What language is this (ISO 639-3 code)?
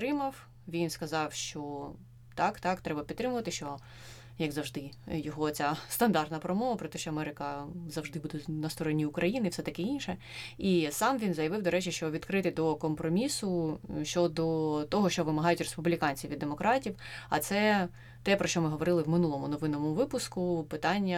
ukr